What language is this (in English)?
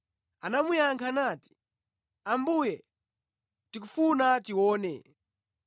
Nyanja